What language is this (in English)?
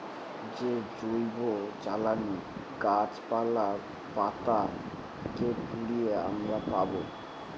Bangla